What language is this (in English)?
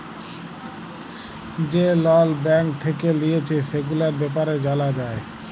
Bangla